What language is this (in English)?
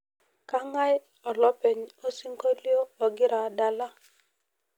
Masai